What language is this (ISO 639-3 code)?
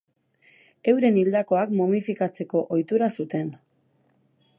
eus